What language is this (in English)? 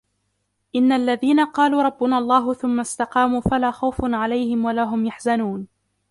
Arabic